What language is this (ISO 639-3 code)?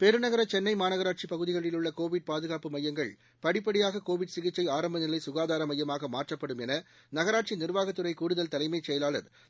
tam